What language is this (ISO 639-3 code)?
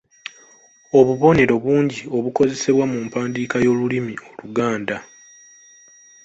lug